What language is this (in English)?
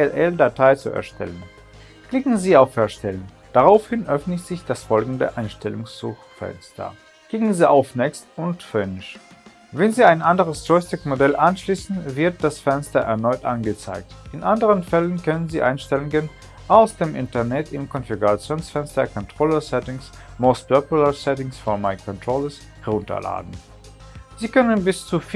German